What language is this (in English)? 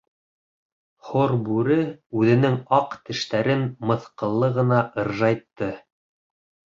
Bashkir